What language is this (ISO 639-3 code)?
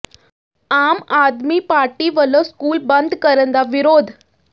pan